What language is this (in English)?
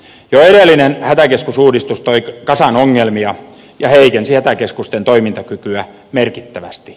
Finnish